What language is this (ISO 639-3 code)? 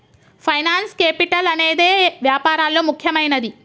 tel